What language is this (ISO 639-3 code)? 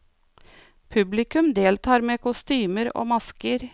nor